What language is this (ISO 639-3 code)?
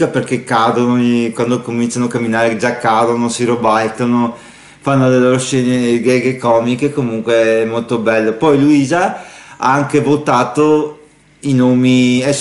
ita